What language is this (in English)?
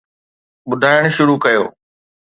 Sindhi